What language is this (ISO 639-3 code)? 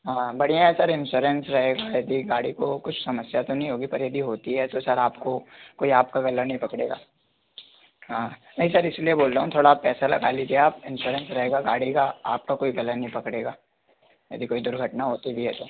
hin